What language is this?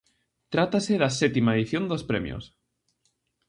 Galician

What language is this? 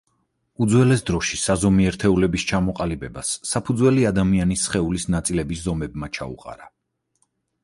Georgian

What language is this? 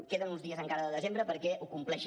Catalan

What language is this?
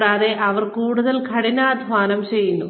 Malayalam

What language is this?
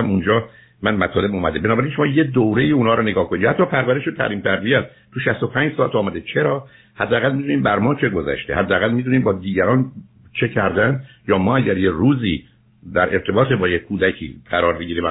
Persian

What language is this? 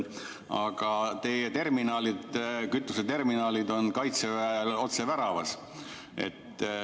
Estonian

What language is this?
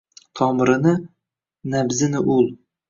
Uzbek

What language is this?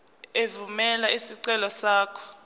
Zulu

